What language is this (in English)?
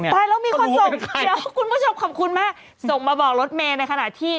Thai